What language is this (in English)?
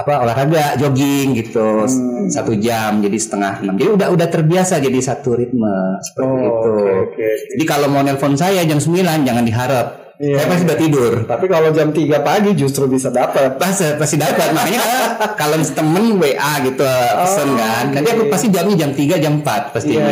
Indonesian